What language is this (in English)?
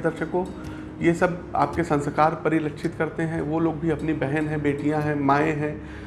Hindi